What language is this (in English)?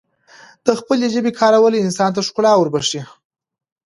Pashto